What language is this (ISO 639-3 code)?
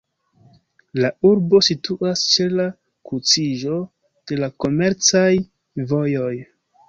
epo